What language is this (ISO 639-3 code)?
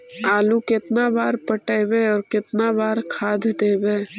mag